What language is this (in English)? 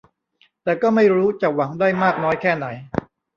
Thai